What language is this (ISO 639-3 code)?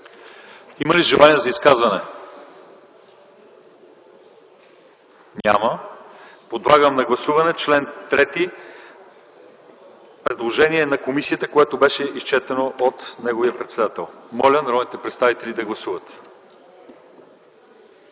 bul